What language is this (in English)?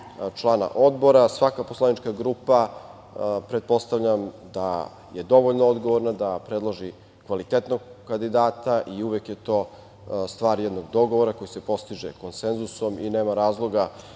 Serbian